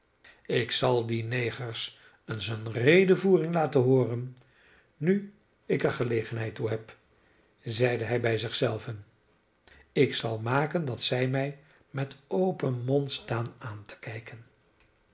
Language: Dutch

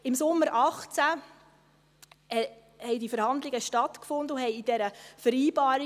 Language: Swiss German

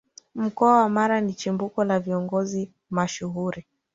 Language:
Swahili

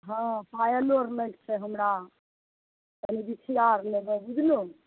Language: Maithili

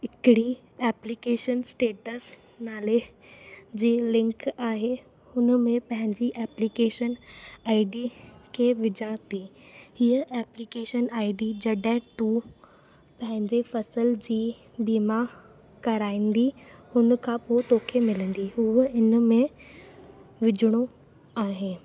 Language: Sindhi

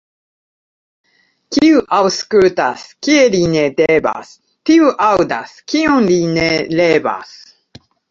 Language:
Esperanto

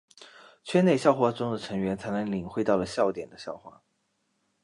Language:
Chinese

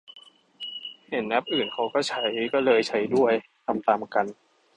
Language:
Thai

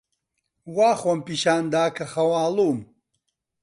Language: Central Kurdish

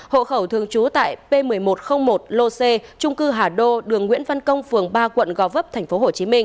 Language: Vietnamese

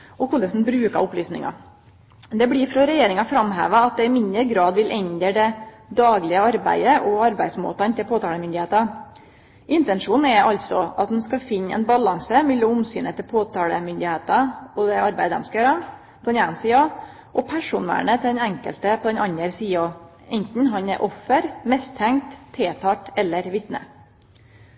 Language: Norwegian Nynorsk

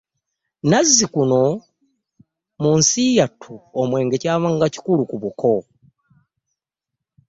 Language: Ganda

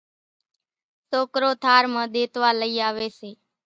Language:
Kachi Koli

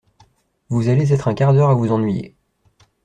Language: French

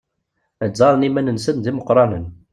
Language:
Kabyle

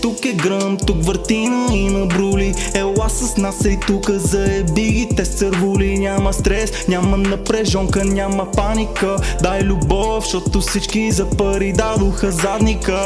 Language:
Romanian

